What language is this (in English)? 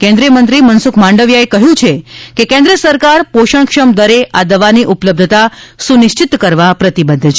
Gujarati